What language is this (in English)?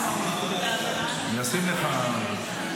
Hebrew